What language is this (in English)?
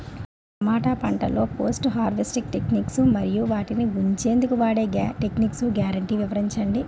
Telugu